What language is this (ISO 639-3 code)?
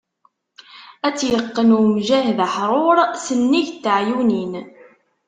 kab